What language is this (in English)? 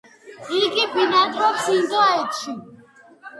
Georgian